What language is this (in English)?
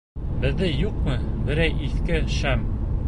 Bashkir